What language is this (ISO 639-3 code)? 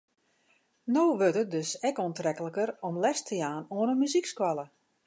fry